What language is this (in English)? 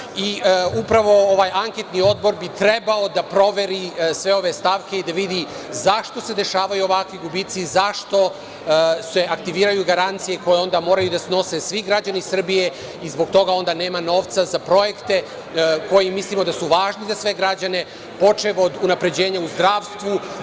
Serbian